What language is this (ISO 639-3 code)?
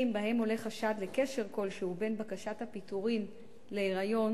heb